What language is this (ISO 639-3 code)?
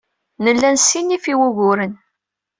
kab